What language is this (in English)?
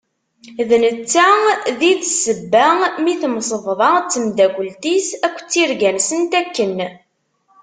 Kabyle